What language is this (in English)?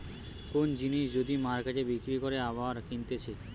Bangla